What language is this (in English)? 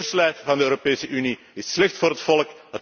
Dutch